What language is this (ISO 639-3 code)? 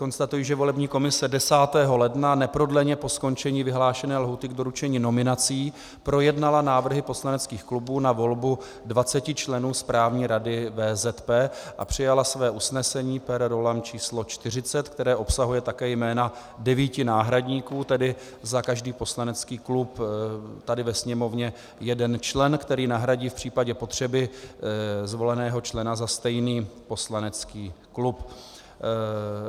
ces